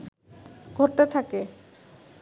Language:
Bangla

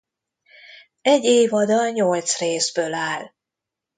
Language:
Hungarian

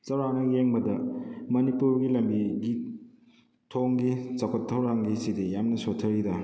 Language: Manipuri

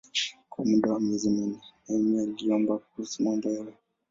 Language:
Swahili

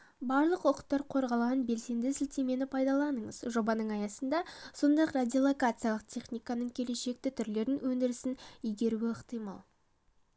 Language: Kazakh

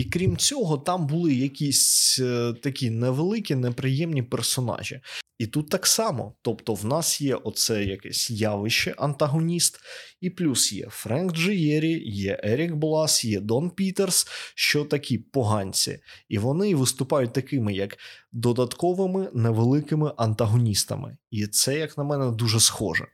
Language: Ukrainian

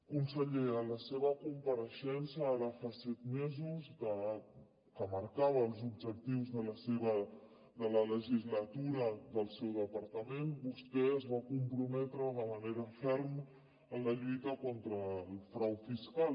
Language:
Catalan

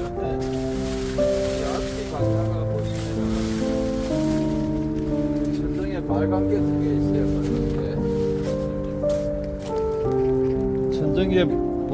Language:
Korean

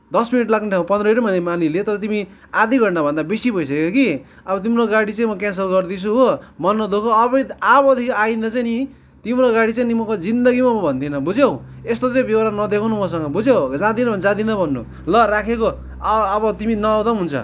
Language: Nepali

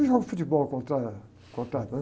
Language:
Portuguese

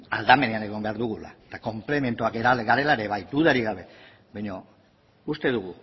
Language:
Basque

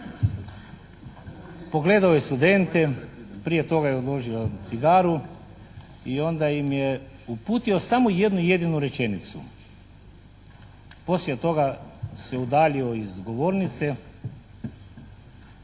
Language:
Croatian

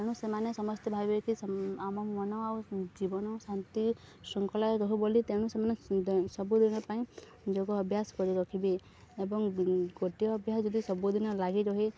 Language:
Odia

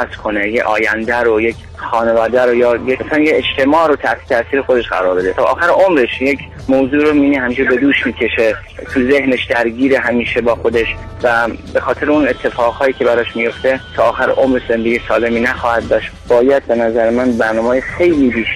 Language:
Persian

